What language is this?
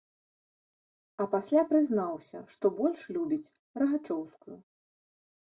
Belarusian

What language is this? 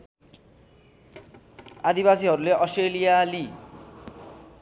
Nepali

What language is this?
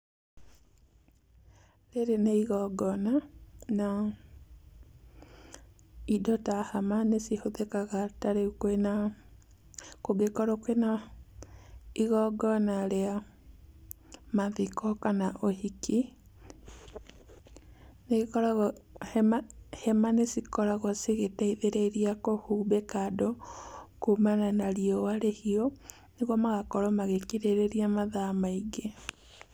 Kikuyu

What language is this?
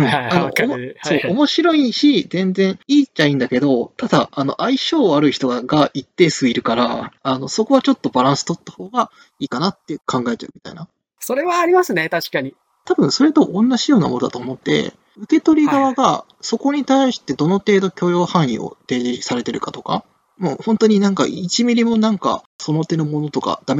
Japanese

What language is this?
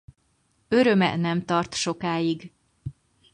Hungarian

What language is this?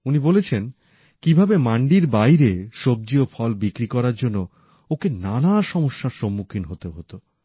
Bangla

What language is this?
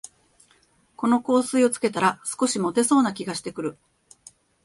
Japanese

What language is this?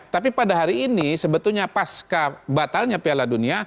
Indonesian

